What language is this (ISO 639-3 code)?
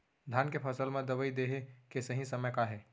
hne